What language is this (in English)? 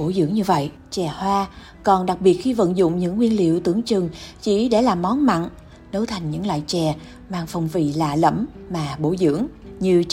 Vietnamese